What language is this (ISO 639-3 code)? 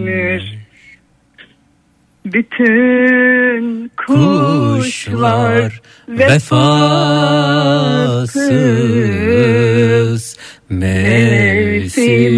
tur